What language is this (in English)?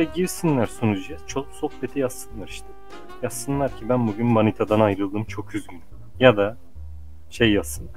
Turkish